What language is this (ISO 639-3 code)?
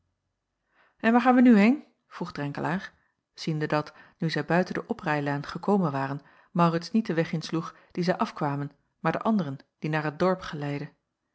nld